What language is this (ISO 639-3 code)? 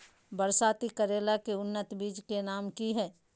mag